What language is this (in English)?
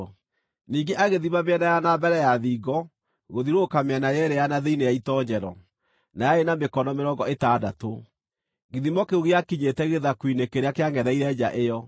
Kikuyu